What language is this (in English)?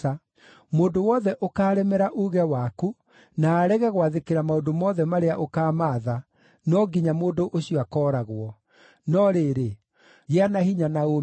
Kikuyu